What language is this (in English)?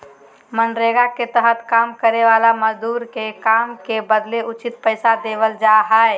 Magahi